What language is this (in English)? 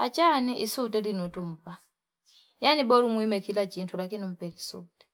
Fipa